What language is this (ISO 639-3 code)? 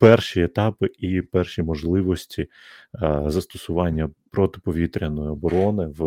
ukr